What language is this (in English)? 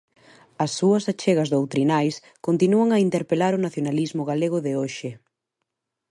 Galician